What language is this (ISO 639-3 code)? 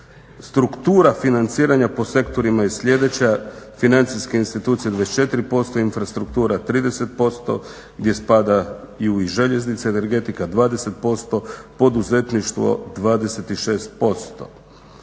hrv